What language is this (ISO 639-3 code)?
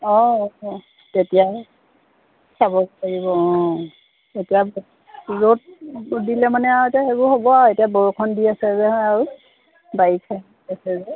asm